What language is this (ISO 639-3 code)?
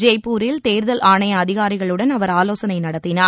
tam